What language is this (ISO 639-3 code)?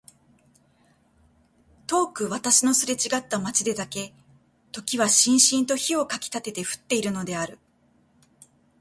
jpn